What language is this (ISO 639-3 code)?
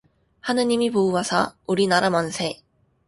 kor